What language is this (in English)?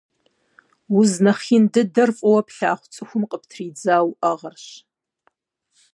Kabardian